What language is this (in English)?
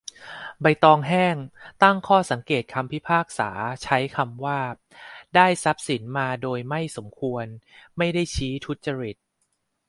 Thai